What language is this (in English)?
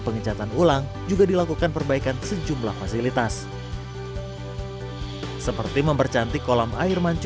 Indonesian